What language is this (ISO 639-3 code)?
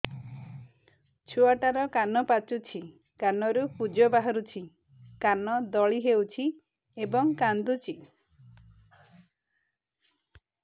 ori